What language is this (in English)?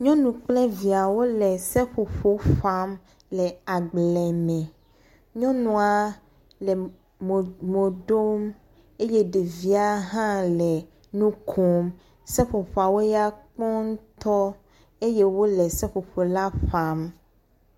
Ewe